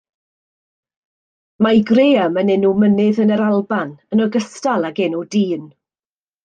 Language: Welsh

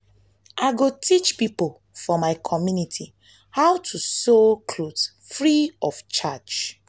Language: Nigerian Pidgin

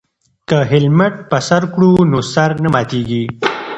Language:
Pashto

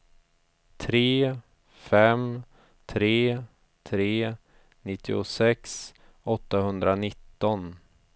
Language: Swedish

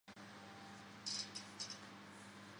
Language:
Chinese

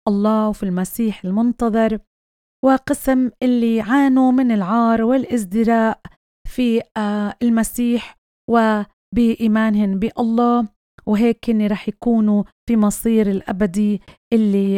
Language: Arabic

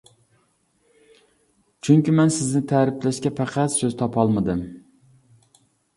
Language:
Uyghur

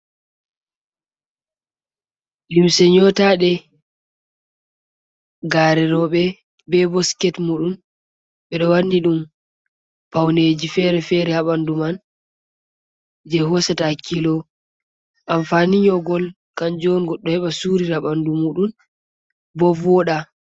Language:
Fula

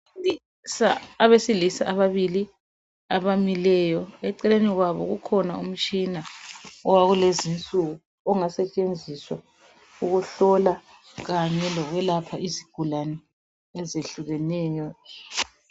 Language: North Ndebele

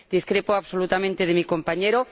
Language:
Spanish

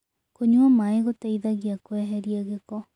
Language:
Kikuyu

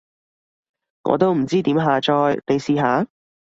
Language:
Cantonese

